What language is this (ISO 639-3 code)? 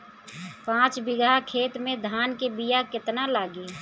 bho